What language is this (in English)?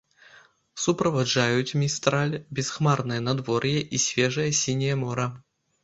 Belarusian